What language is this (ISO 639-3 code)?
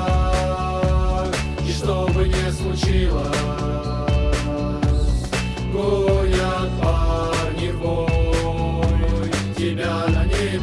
tur